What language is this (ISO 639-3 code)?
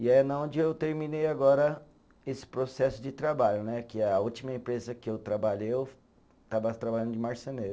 por